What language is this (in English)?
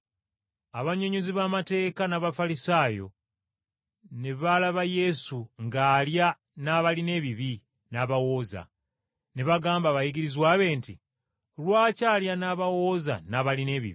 Ganda